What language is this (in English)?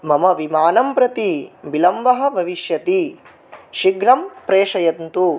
Sanskrit